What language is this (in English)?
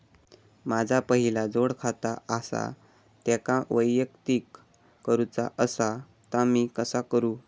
Marathi